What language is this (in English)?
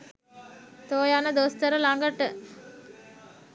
Sinhala